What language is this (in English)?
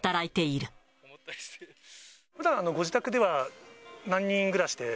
Japanese